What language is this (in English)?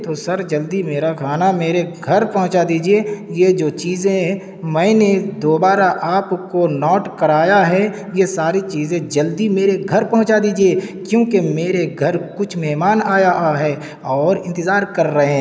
Urdu